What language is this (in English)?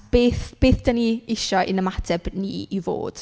Welsh